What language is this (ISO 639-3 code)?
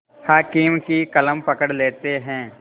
hin